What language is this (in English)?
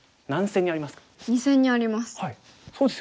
Japanese